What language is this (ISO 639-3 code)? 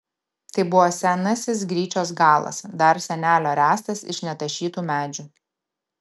lit